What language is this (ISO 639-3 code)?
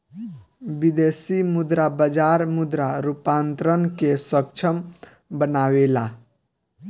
bho